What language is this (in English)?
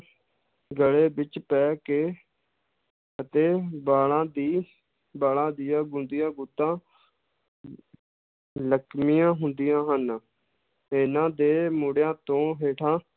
Punjabi